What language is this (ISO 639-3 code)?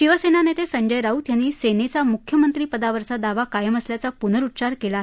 mar